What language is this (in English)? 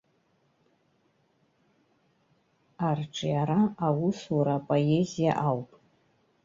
Abkhazian